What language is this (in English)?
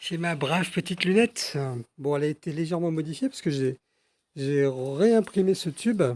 French